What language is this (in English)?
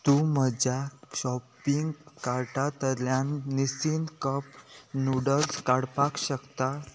Konkani